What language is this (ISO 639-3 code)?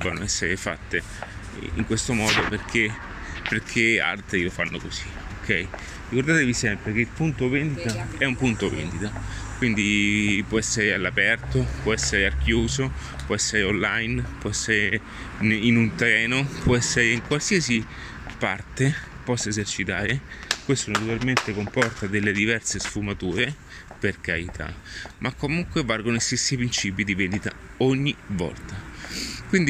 ita